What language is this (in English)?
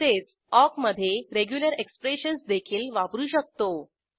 Marathi